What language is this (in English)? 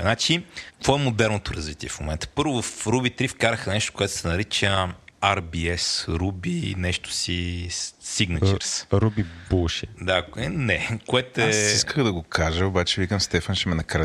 Bulgarian